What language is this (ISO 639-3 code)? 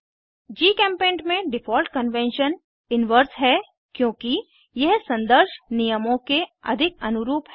hin